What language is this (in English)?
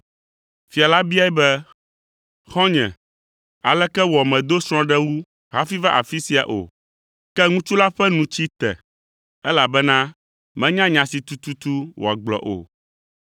Ewe